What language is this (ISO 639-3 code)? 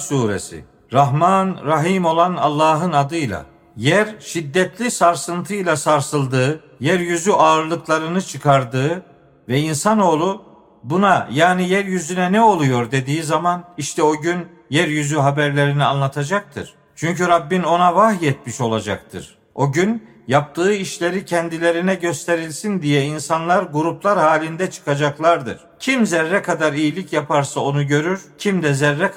tur